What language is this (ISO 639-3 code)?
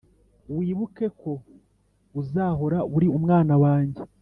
kin